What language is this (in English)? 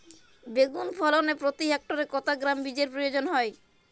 Bangla